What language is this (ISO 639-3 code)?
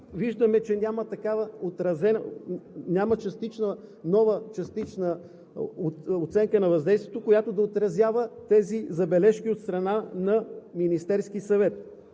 bul